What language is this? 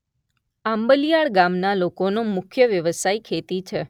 Gujarati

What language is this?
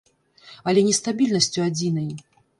Belarusian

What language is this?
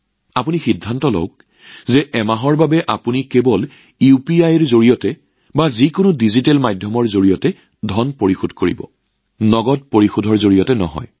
Assamese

